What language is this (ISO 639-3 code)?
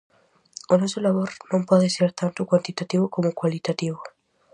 glg